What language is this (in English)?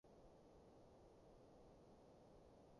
Cantonese